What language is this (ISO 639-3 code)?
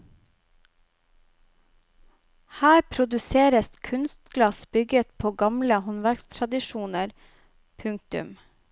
nor